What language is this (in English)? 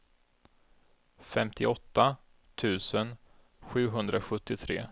Swedish